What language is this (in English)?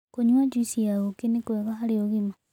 Kikuyu